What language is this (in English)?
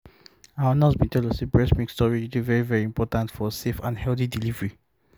Nigerian Pidgin